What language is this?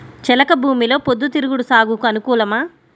Telugu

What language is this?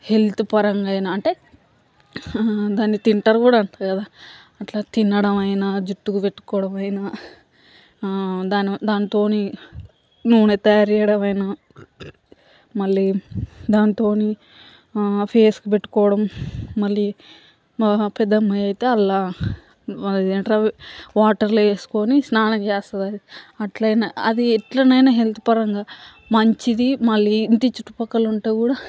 Telugu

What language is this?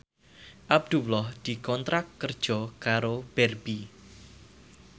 Javanese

